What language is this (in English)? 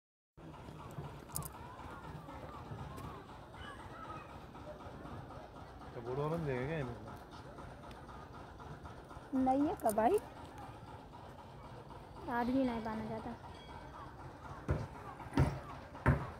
Hindi